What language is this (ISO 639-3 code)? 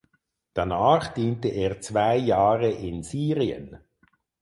deu